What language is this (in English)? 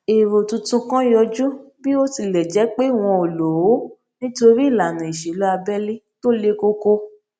Yoruba